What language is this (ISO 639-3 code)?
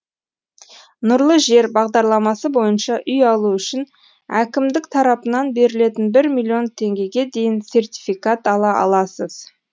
kaz